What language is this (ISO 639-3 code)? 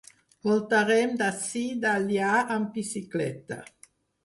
cat